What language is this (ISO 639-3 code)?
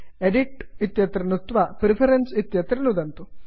san